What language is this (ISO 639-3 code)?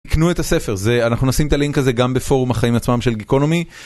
heb